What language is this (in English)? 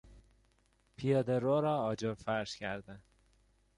Persian